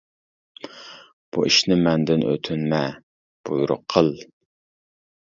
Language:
Uyghur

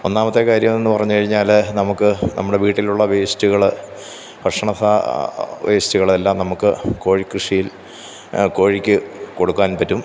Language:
Malayalam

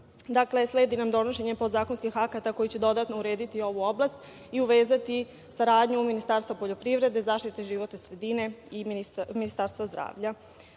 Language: Serbian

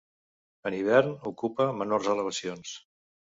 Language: Catalan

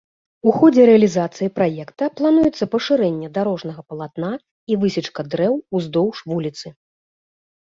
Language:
Belarusian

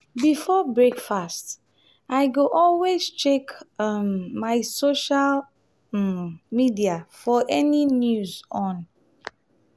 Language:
Nigerian Pidgin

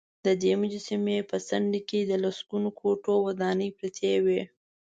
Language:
Pashto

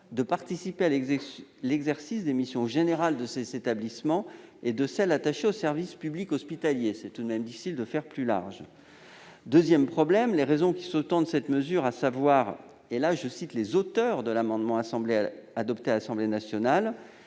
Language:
French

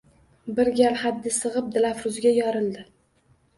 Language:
Uzbek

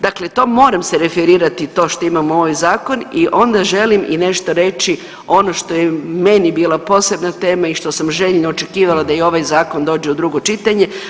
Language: Croatian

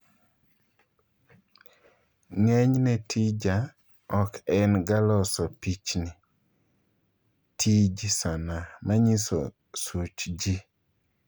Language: Luo (Kenya and Tanzania)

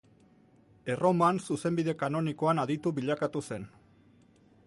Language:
Basque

